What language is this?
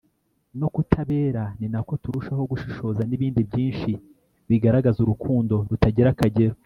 Kinyarwanda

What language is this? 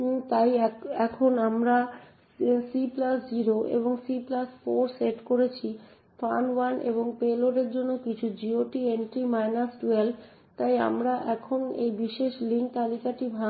Bangla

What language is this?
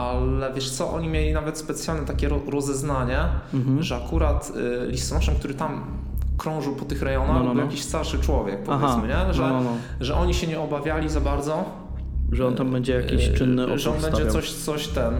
Polish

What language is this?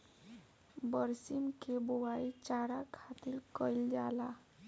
Bhojpuri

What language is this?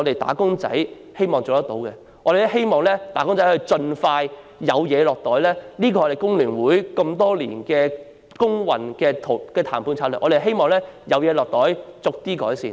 Cantonese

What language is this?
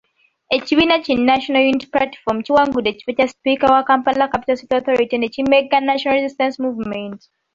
Ganda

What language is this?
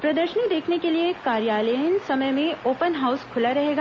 Hindi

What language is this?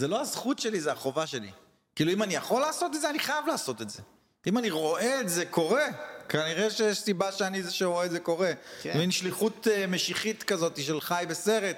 Hebrew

